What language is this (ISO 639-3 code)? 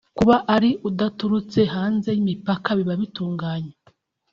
kin